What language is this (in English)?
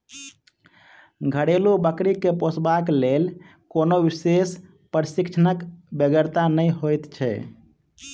Maithili